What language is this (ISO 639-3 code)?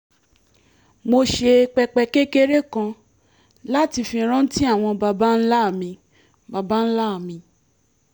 yor